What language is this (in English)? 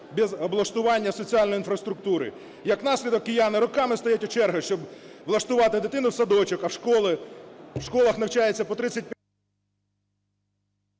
Ukrainian